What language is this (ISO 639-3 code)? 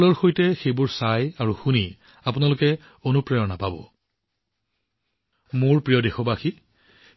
asm